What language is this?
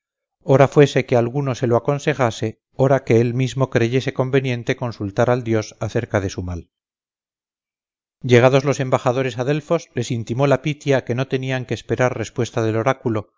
Spanish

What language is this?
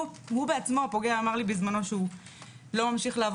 Hebrew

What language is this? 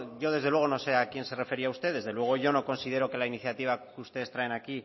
Spanish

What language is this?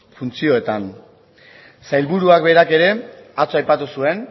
Basque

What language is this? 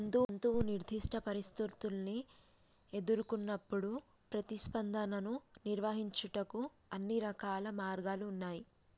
Telugu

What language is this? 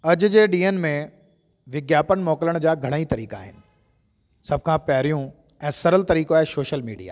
Sindhi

